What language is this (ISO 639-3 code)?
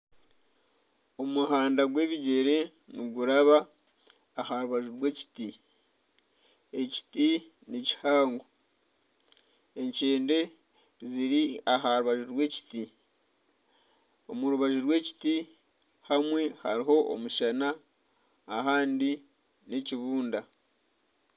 nyn